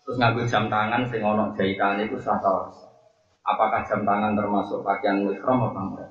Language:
Malay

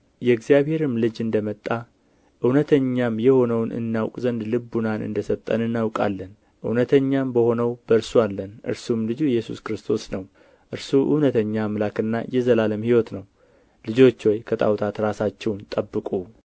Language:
Amharic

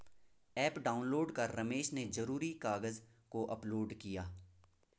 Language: Hindi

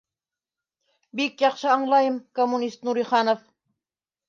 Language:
Bashkir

